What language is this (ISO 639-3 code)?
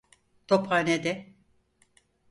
tur